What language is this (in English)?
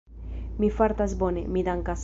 Esperanto